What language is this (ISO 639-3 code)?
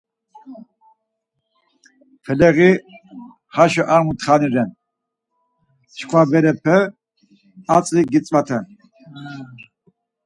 lzz